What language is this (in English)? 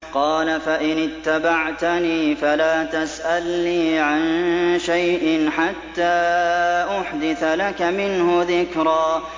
Arabic